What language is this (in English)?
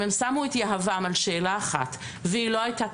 Hebrew